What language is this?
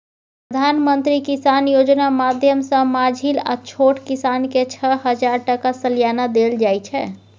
Maithili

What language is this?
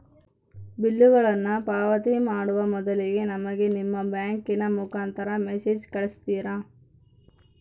Kannada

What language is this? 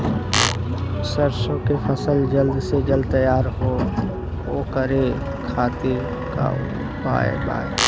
Bhojpuri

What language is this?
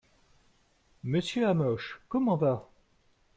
French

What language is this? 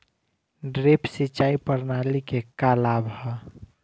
Bhojpuri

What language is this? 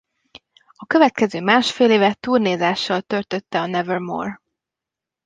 Hungarian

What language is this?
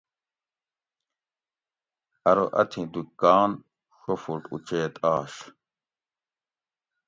Gawri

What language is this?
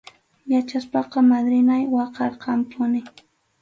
Arequipa-La Unión Quechua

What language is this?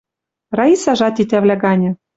Western Mari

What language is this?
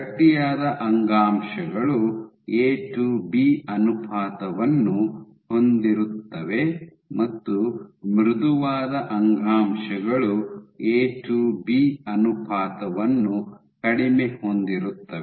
Kannada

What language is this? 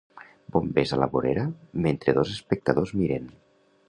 Catalan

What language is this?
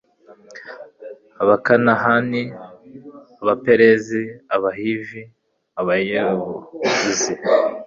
Kinyarwanda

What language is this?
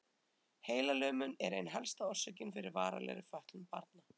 Icelandic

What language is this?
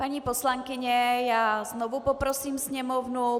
Czech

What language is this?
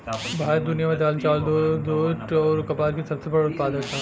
Bhojpuri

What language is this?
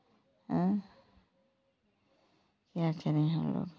Hindi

